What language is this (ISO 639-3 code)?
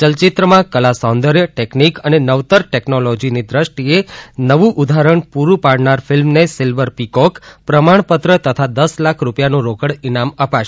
guj